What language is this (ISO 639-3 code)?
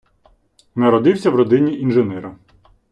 ukr